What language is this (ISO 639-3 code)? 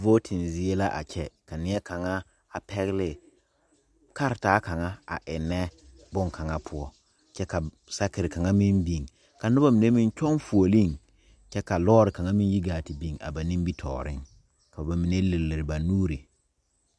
dga